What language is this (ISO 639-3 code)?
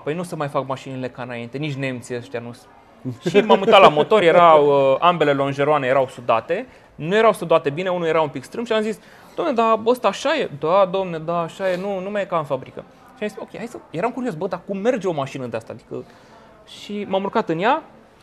ron